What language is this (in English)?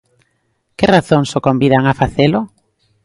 Galician